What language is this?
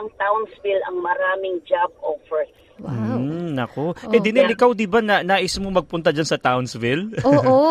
Filipino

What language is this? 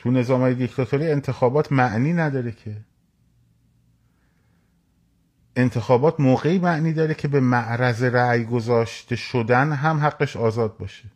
Persian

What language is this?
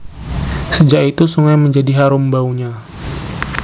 Javanese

